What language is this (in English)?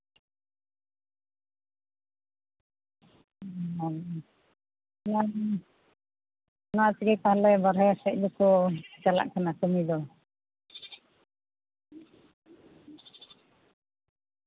Santali